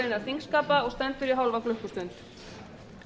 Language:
Icelandic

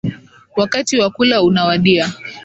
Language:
Swahili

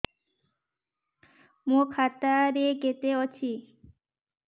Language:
Odia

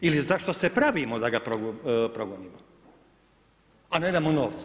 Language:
Croatian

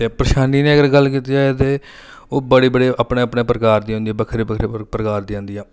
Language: Dogri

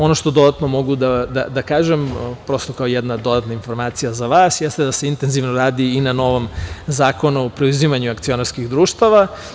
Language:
Serbian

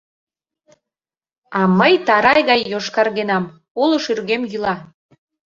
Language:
Mari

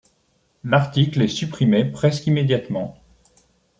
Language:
French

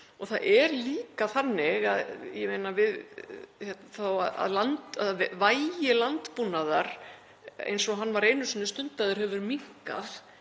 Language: Icelandic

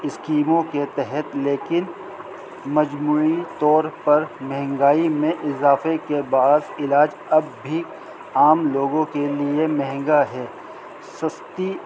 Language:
Urdu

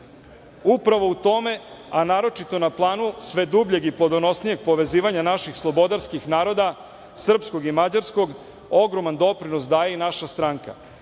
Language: Serbian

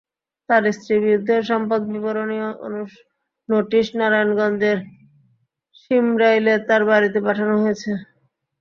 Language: Bangla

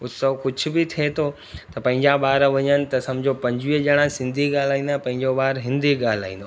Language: Sindhi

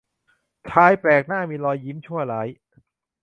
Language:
Thai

